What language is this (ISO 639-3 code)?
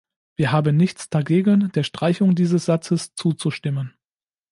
deu